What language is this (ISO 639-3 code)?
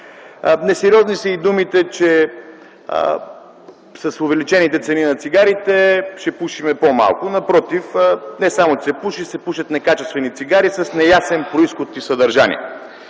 bul